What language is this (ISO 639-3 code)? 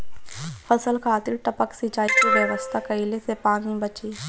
bho